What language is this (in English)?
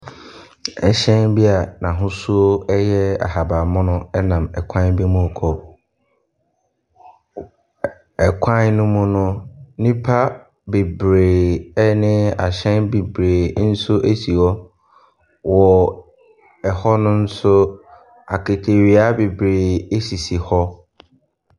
Akan